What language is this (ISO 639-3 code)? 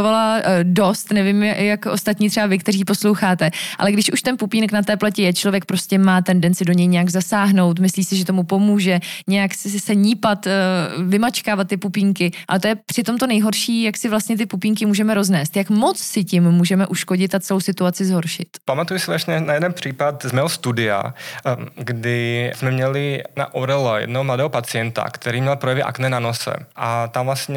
ces